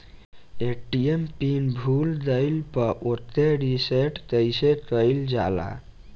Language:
Bhojpuri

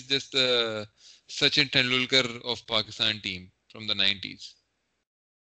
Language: Urdu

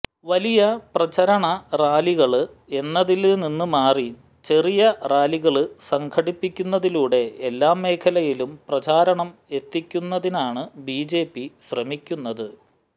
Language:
Malayalam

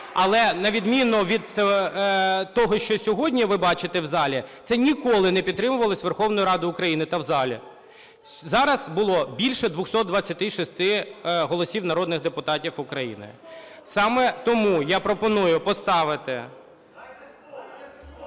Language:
Ukrainian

